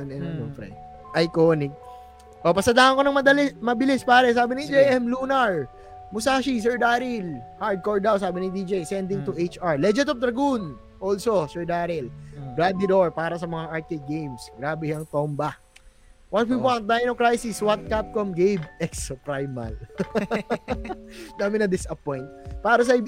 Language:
Filipino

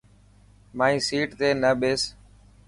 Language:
Dhatki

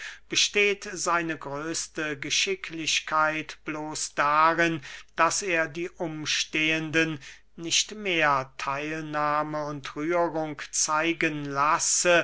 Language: German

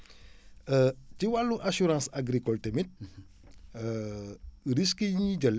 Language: Wolof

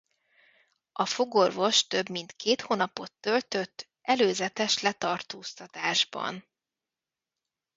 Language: Hungarian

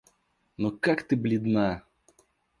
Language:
Russian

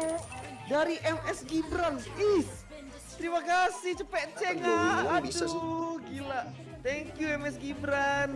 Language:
Indonesian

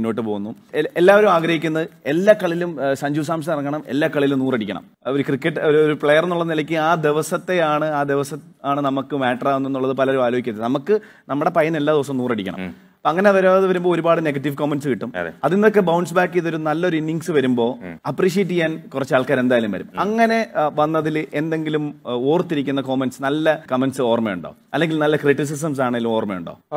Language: Malayalam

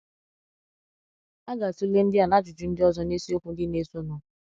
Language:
Igbo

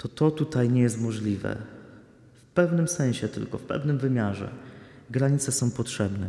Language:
Polish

